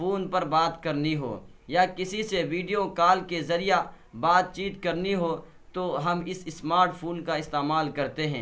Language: Urdu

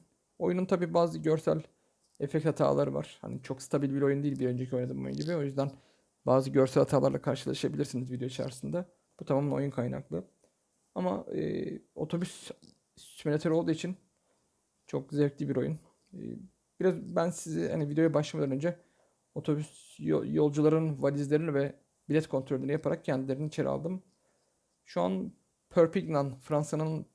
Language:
Turkish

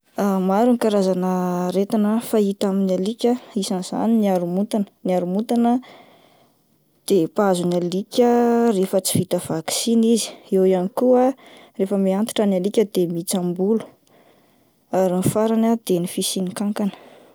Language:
Malagasy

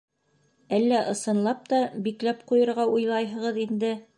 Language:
Bashkir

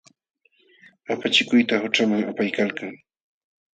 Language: Jauja Wanca Quechua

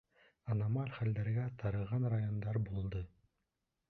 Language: Bashkir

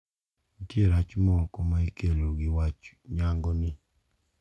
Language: Luo (Kenya and Tanzania)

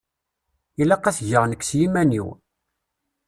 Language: Kabyle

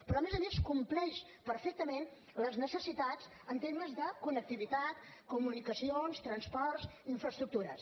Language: Catalan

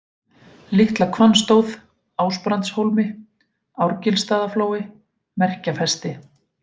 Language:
Icelandic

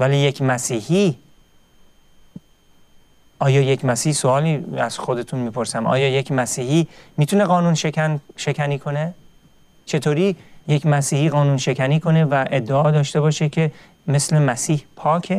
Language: Persian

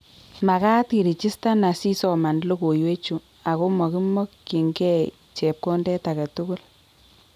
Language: Kalenjin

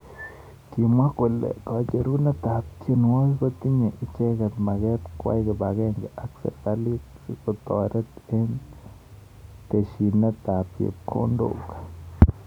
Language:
Kalenjin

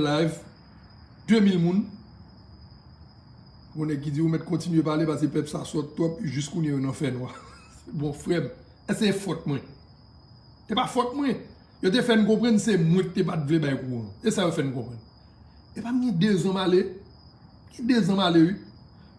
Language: French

